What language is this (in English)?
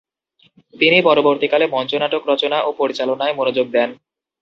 Bangla